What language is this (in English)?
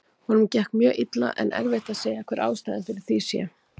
Icelandic